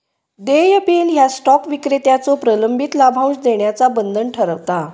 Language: Marathi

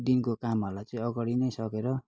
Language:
Nepali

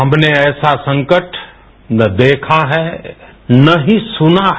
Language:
Hindi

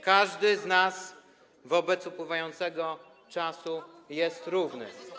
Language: Polish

